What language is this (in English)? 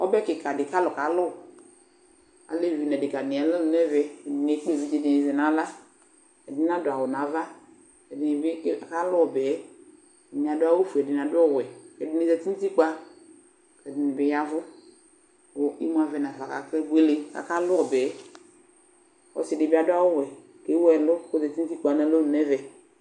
Ikposo